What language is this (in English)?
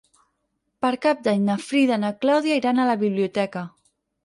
Catalan